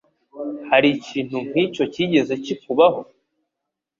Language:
Kinyarwanda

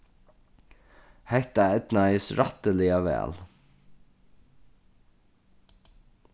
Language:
Faroese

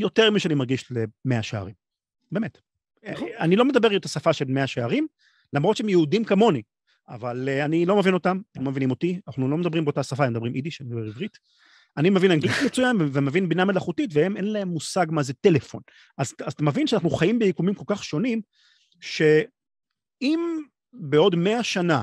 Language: Hebrew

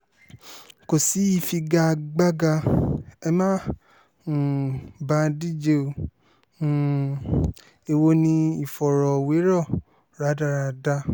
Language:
Yoruba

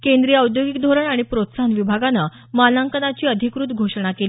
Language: Marathi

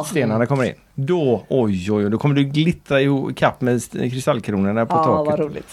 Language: Swedish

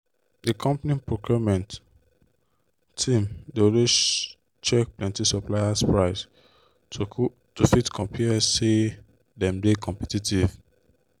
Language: Nigerian Pidgin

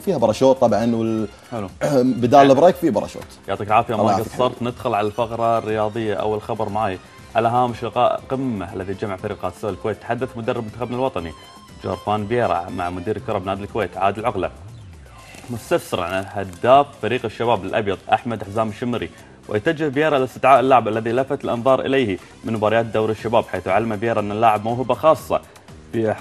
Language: Arabic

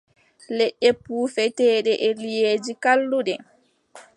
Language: Adamawa Fulfulde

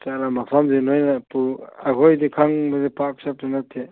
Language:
Manipuri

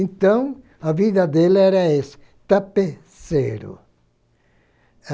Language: Portuguese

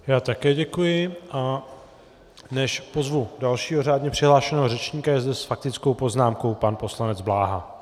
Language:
Czech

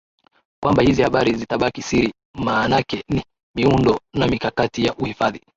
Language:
Swahili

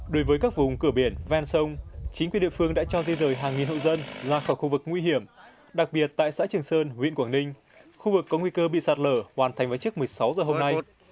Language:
Vietnamese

